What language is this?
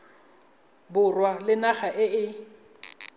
Tswana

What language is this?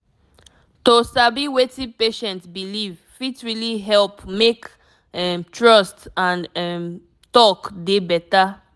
Nigerian Pidgin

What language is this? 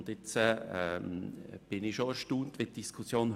Swiss German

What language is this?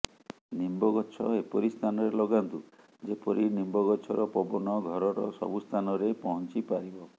Odia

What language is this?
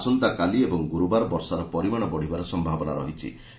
Odia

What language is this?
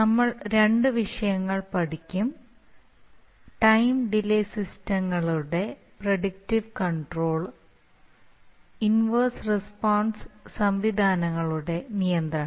Malayalam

